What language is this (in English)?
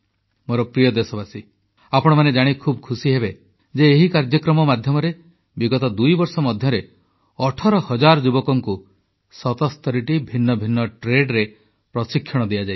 Odia